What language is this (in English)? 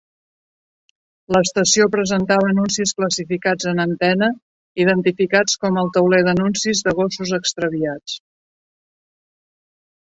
Catalan